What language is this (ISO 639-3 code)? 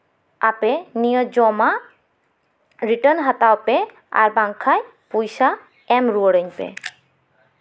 sat